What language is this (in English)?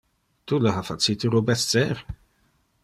Interlingua